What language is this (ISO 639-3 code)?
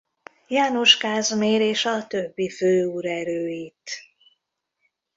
hun